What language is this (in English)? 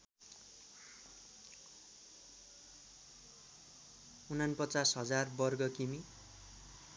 Nepali